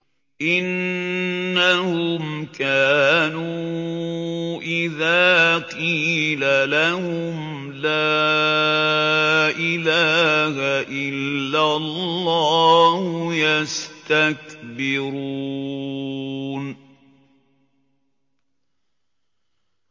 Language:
Arabic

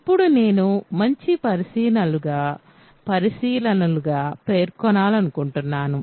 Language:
Telugu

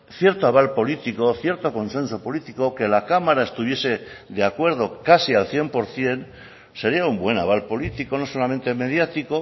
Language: Spanish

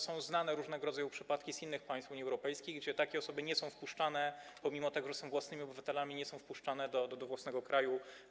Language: Polish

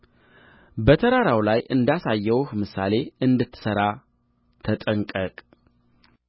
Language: Amharic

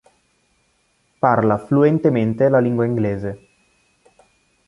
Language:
Italian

